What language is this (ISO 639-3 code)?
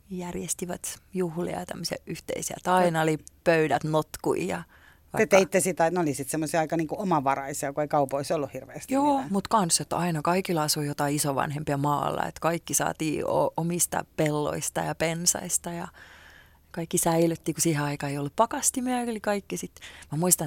fin